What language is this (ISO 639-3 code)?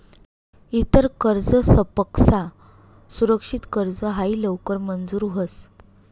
mar